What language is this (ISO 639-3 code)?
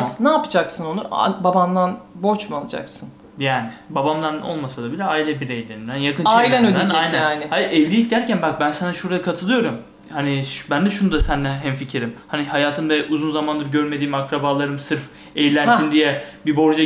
tur